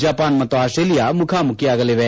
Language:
Kannada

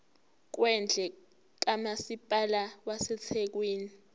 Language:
Zulu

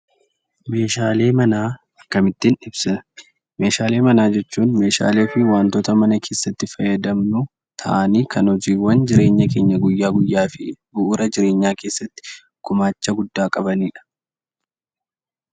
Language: Oromo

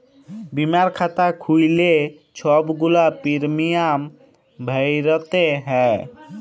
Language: Bangla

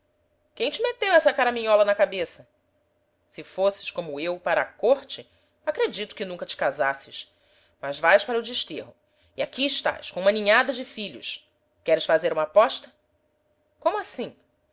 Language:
Portuguese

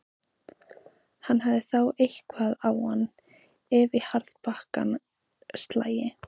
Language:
Icelandic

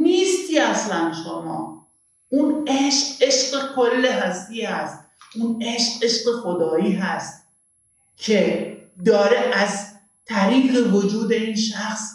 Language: Persian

